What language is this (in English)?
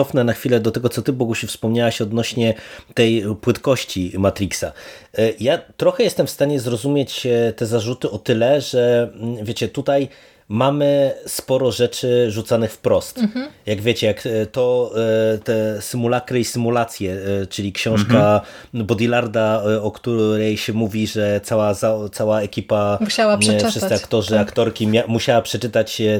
Polish